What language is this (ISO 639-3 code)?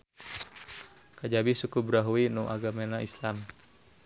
sun